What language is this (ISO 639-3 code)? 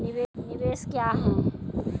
mai